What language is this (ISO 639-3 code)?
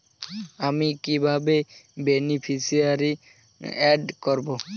ben